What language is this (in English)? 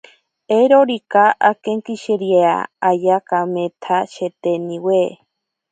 Ashéninka Perené